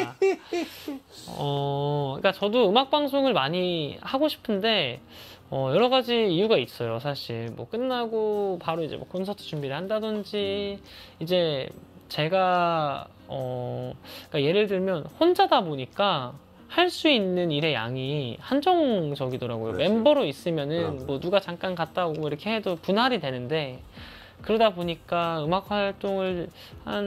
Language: Korean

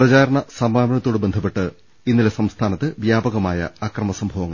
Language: Malayalam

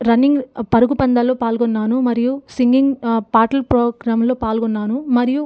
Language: Telugu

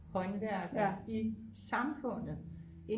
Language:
Danish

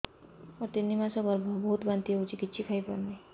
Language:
Odia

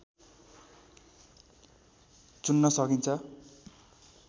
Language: Nepali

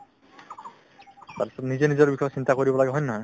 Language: Assamese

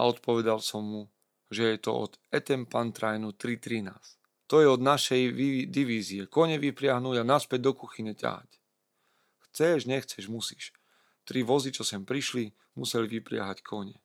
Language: Slovak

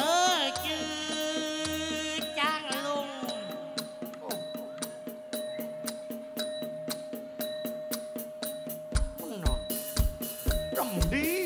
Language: Thai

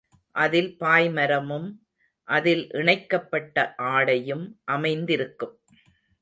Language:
Tamil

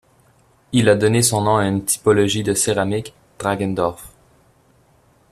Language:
French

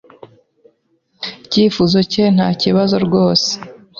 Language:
Kinyarwanda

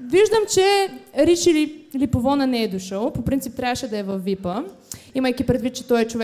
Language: Bulgarian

